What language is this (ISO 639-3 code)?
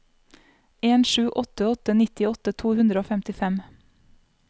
nor